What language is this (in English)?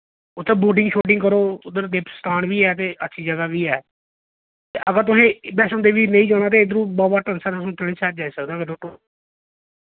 Dogri